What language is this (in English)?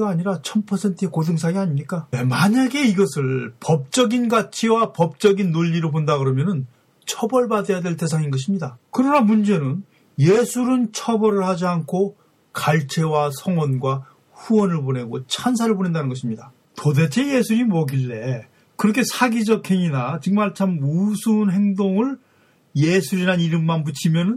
Korean